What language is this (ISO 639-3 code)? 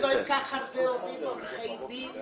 heb